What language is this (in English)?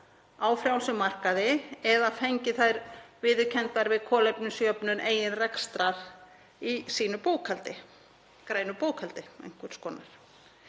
Icelandic